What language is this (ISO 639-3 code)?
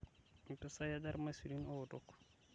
mas